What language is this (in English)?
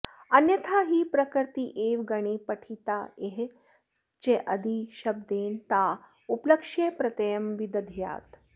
Sanskrit